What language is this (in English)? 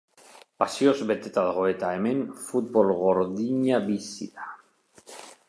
Basque